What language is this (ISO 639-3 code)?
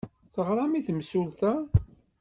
kab